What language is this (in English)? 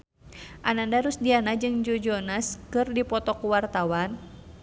Sundanese